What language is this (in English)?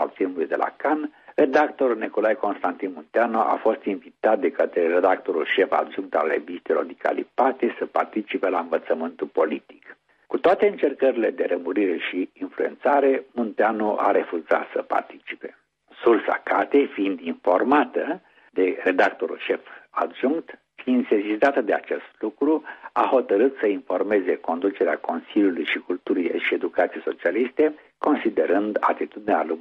Romanian